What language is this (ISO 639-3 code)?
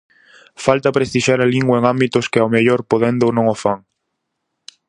glg